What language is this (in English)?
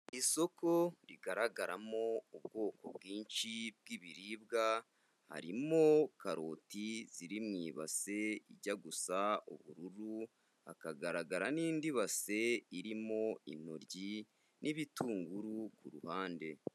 Kinyarwanda